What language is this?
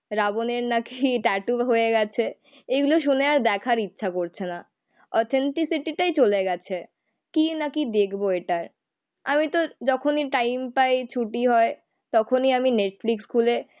Bangla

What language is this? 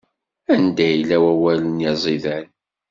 Kabyle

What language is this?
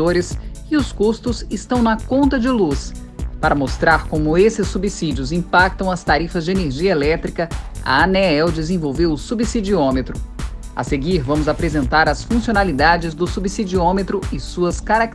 Portuguese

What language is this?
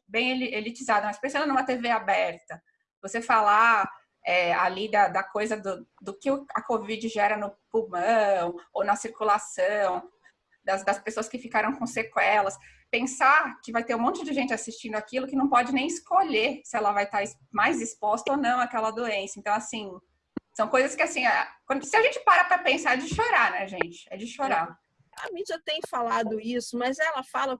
Portuguese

